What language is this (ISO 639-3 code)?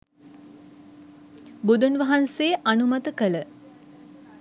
sin